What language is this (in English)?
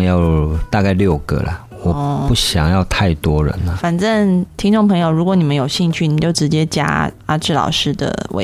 Chinese